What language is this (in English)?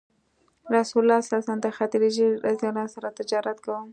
Pashto